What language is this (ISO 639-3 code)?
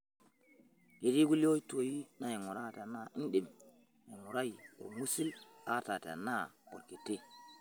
mas